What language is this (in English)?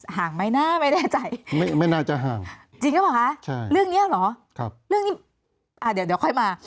Thai